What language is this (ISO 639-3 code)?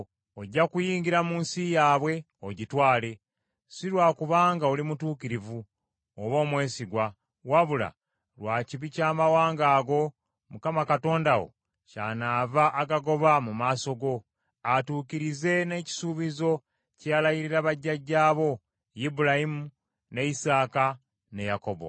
lug